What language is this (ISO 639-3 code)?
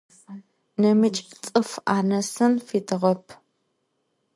ady